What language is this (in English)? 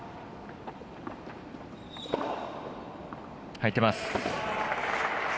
Japanese